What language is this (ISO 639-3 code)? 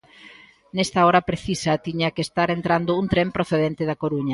glg